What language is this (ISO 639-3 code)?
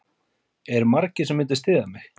isl